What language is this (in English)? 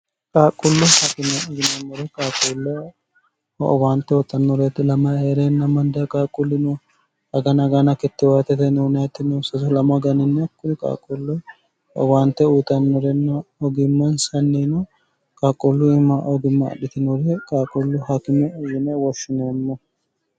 Sidamo